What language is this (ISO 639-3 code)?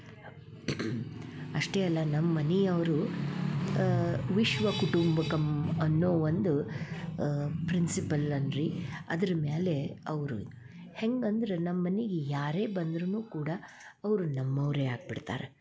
kan